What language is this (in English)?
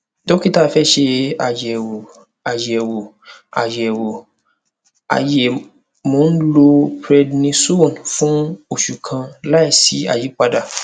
Yoruba